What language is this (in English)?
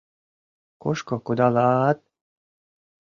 Mari